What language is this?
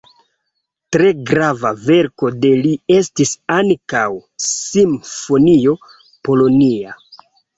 Esperanto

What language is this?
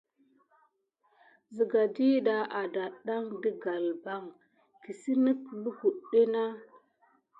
Gidar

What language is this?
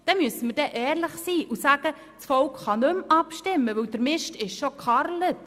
Swiss German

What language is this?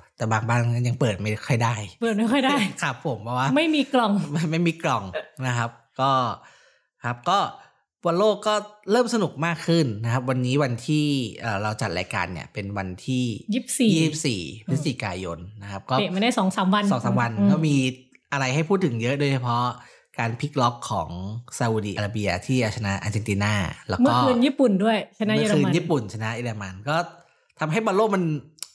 Thai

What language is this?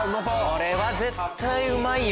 Japanese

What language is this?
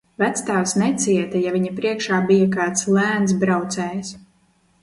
Latvian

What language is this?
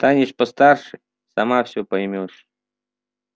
Russian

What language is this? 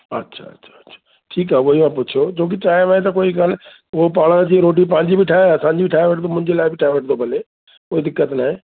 Sindhi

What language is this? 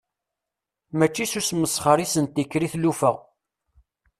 Kabyle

